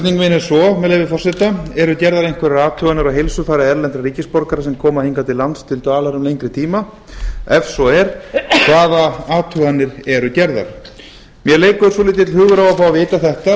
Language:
Icelandic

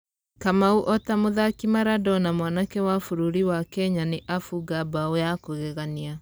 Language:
Kikuyu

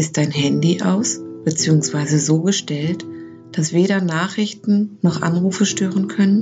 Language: German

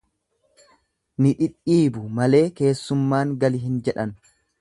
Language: Oromo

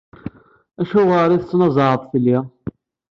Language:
Kabyle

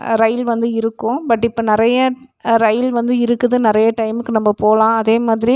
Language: Tamil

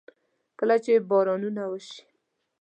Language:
Pashto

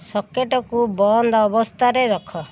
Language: Odia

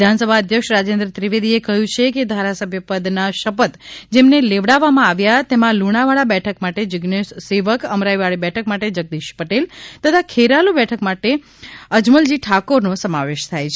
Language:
Gujarati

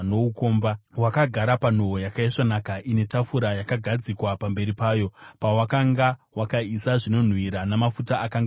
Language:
Shona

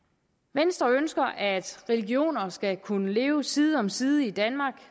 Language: Danish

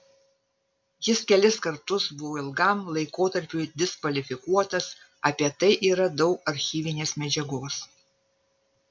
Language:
Lithuanian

